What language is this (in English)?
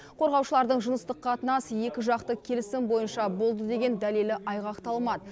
Kazakh